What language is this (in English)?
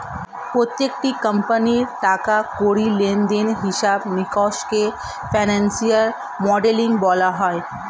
Bangla